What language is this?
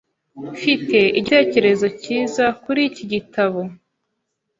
Kinyarwanda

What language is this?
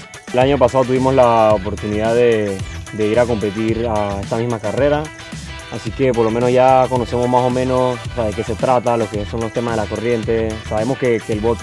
Spanish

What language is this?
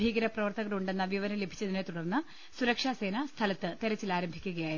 Malayalam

